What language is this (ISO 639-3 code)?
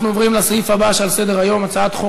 heb